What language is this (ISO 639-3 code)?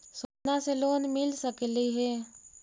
mag